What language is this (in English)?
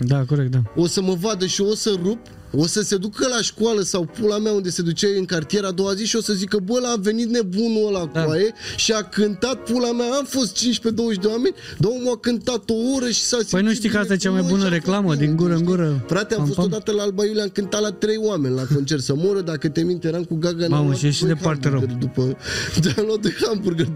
Romanian